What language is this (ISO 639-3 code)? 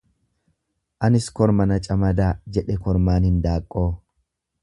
orm